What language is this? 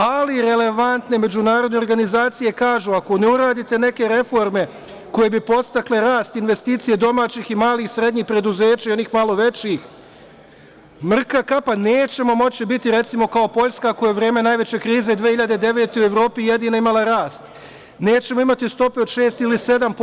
Serbian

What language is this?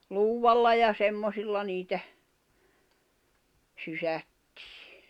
Finnish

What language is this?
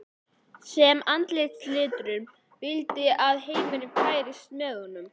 Icelandic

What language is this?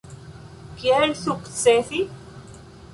Esperanto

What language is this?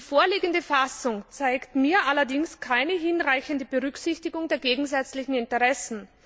German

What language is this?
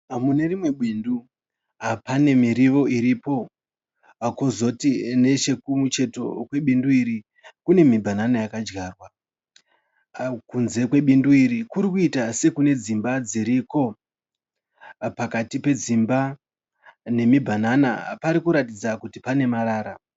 Shona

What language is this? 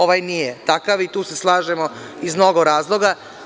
Serbian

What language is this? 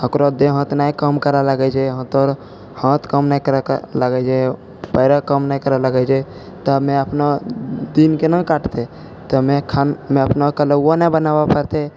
Maithili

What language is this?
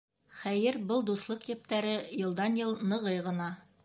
Bashkir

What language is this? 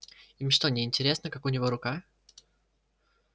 Russian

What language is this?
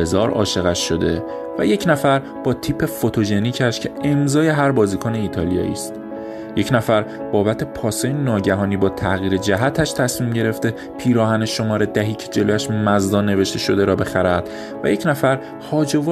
Persian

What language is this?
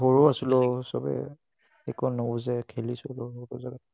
Assamese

